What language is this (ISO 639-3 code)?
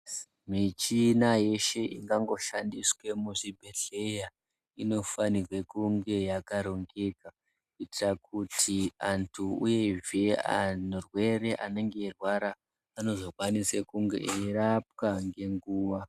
ndc